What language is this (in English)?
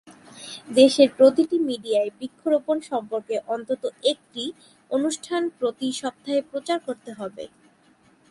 Bangla